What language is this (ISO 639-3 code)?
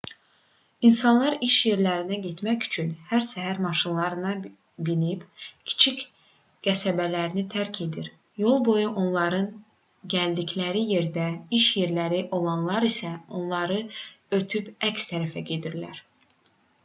aze